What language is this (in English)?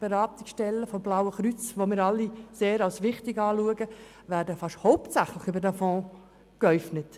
Swiss German